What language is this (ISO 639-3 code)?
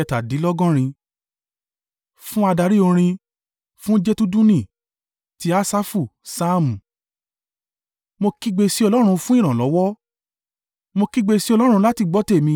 yor